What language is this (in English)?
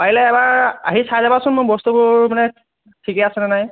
Assamese